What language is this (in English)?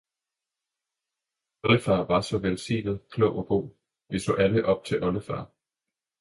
Danish